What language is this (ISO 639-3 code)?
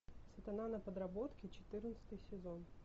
rus